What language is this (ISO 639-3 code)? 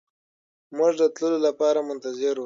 pus